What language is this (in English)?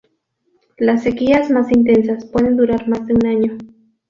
Spanish